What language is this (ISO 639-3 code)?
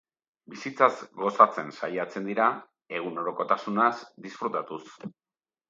eus